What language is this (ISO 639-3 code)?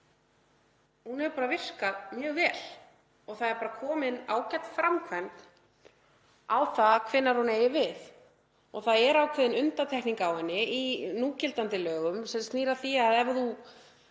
isl